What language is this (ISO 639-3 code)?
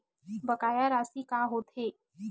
hne